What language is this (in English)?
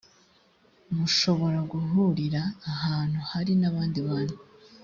Kinyarwanda